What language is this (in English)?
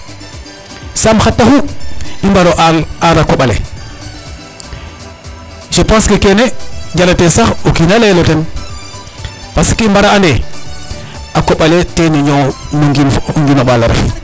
Serer